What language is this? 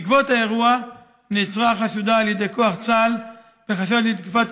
Hebrew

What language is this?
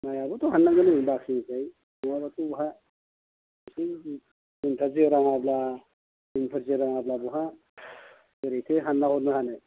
Bodo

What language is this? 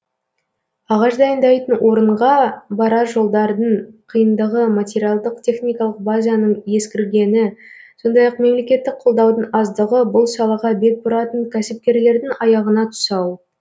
Kazakh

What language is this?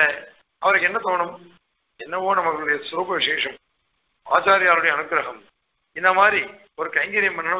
Czech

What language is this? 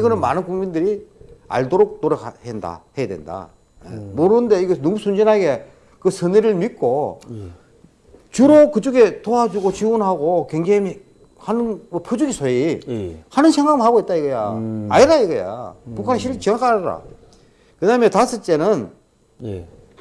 Korean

